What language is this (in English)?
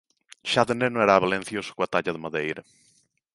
Galician